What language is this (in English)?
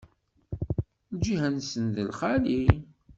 Kabyle